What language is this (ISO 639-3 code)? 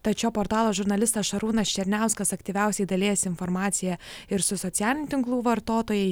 lit